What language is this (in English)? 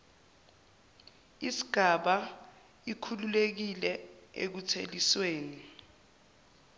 Zulu